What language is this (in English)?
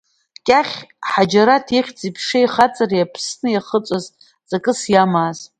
Abkhazian